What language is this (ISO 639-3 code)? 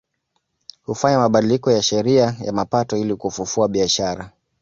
swa